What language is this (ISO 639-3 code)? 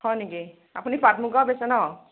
asm